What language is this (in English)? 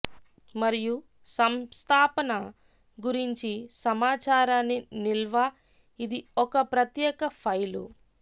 Telugu